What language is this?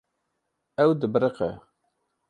Kurdish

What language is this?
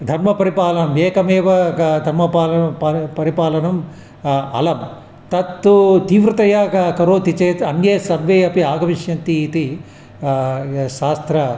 Sanskrit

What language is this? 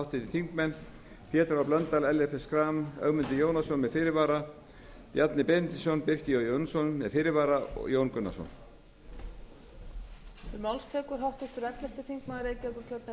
Icelandic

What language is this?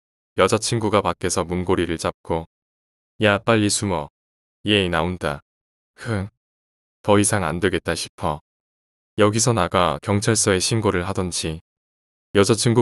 Korean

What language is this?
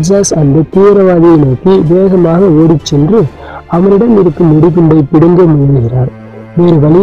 Turkish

